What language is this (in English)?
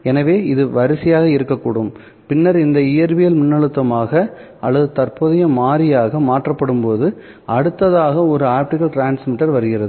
Tamil